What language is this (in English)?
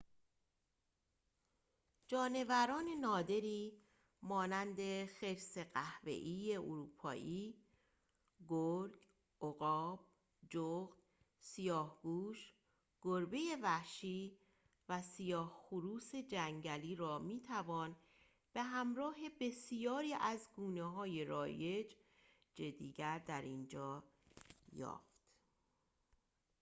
Persian